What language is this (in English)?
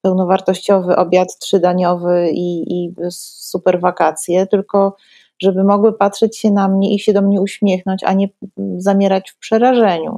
Polish